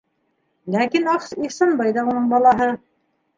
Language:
Bashkir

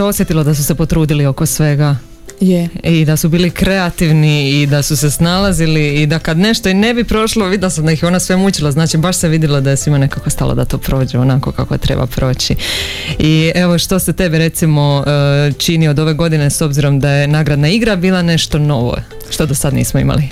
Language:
Croatian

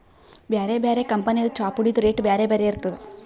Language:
Kannada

